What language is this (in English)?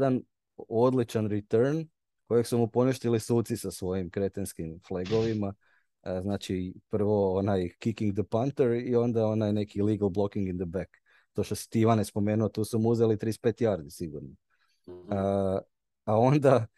Croatian